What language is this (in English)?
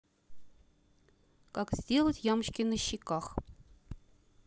Russian